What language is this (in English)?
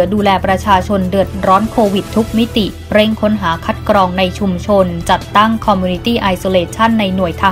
Thai